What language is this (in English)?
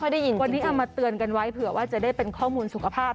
Thai